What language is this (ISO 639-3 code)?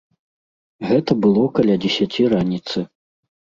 bel